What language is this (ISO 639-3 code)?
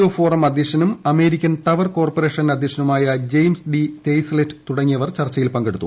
mal